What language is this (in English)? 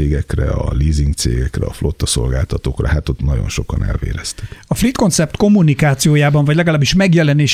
Hungarian